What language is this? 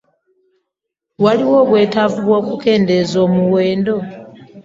Ganda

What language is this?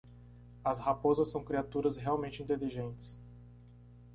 Portuguese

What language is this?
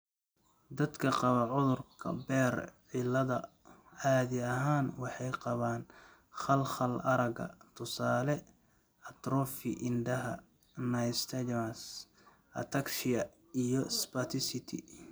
Somali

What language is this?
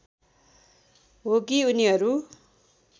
Nepali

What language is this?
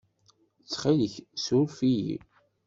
Kabyle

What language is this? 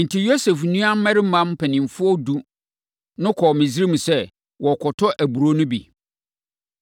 Akan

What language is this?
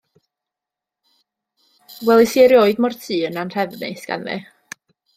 Welsh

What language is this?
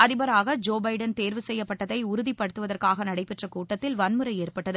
Tamil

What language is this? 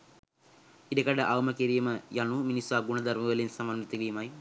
Sinhala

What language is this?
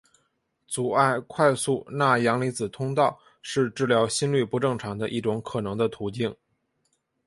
Chinese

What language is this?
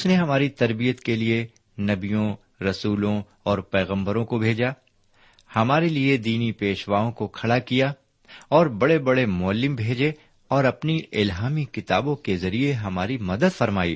Urdu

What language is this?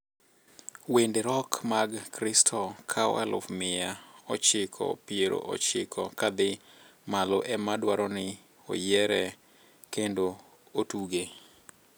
Luo (Kenya and Tanzania)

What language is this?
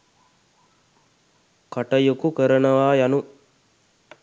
Sinhala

